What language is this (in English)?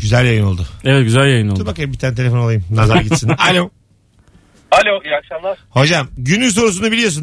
Turkish